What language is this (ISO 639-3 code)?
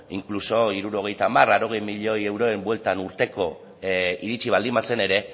eus